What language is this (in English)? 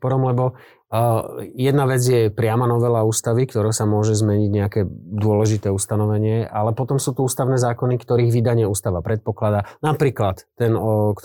Slovak